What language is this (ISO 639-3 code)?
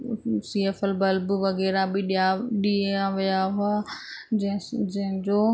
snd